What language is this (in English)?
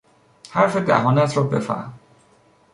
Persian